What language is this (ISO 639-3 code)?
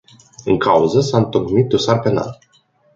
ron